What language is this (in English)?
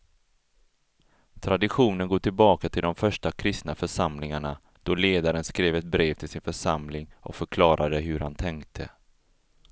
Swedish